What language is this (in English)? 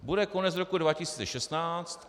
Czech